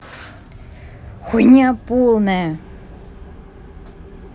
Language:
Russian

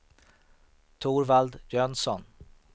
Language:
Swedish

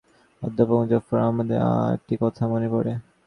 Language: Bangla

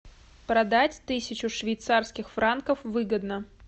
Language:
Russian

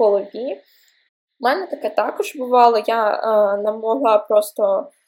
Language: Ukrainian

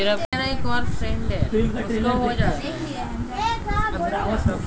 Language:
Bangla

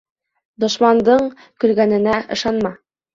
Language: Bashkir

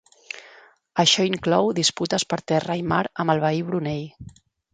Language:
Catalan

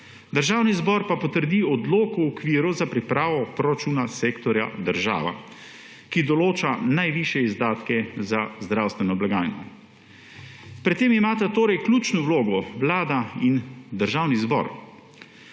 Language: Slovenian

